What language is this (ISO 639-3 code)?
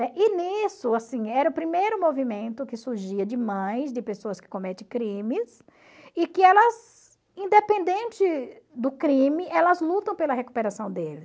por